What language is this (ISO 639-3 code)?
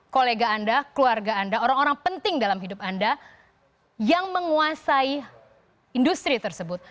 ind